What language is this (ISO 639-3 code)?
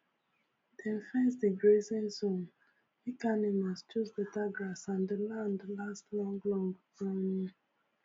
pcm